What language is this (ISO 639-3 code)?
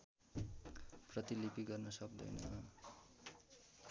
nep